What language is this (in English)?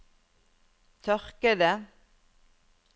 Norwegian